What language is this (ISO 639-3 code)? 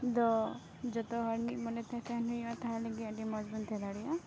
sat